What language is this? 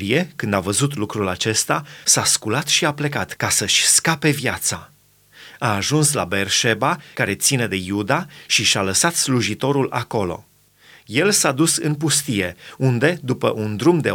Romanian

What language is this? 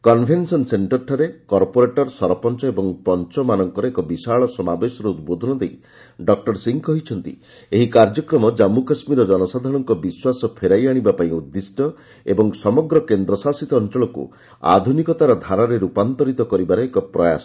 Odia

